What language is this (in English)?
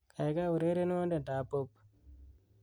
Kalenjin